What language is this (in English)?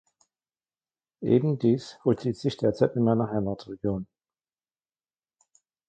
German